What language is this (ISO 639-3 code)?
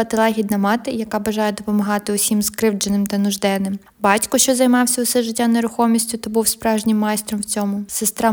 ukr